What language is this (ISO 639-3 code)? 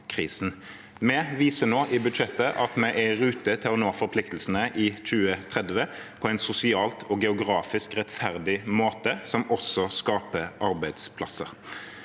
nor